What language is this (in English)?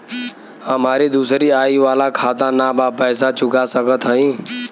Bhojpuri